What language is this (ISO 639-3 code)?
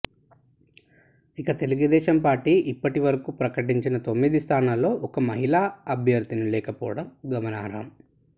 tel